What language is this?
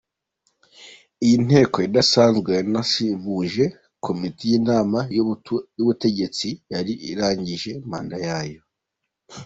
Kinyarwanda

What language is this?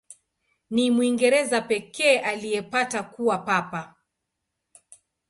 Swahili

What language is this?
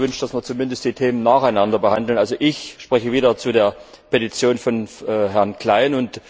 German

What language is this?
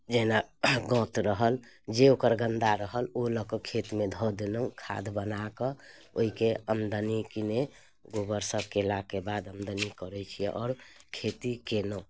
Maithili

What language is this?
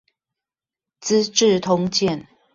Chinese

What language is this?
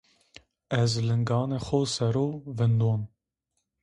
Zaza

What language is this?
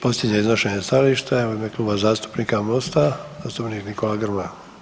Croatian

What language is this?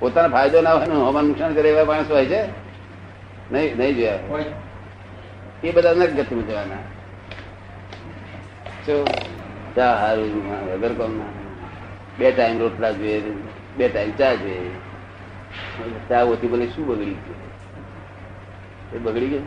Gujarati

